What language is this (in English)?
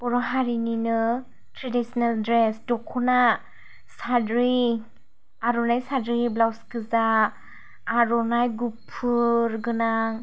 Bodo